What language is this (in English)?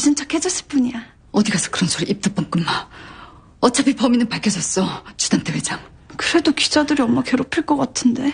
Korean